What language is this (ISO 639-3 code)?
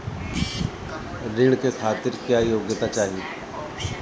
bho